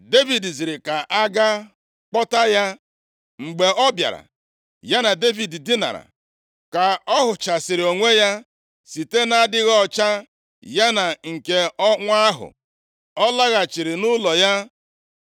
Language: Igbo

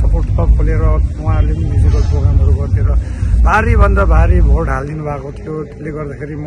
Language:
Indonesian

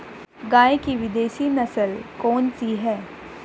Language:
Hindi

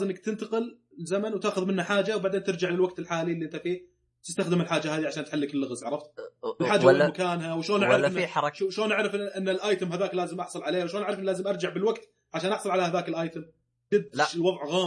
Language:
Arabic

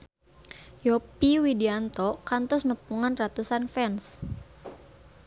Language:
Sundanese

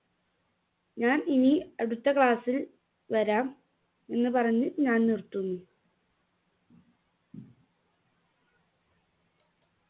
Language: Malayalam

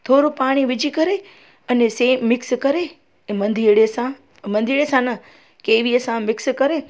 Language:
Sindhi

